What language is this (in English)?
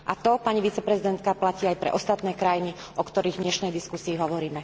Slovak